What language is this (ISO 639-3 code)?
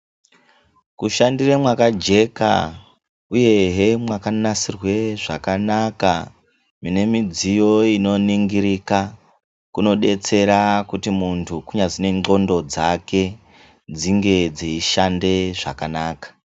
ndc